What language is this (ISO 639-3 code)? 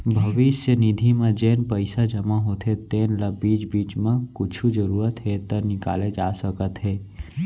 hne